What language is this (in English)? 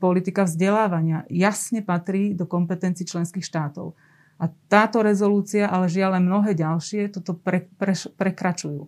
Slovak